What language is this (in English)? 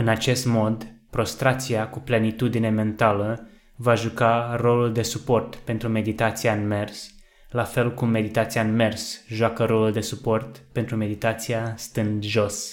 Romanian